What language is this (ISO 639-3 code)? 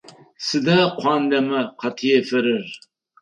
ady